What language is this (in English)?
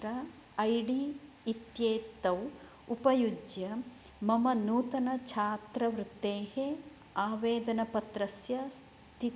Sanskrit